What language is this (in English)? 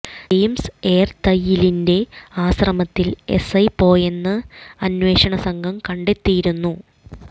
Malayalam